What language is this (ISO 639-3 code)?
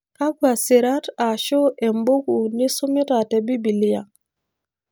mas